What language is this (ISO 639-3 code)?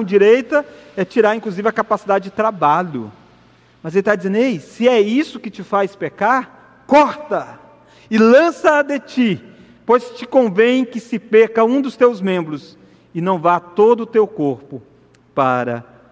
por